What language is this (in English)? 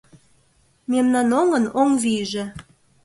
Mari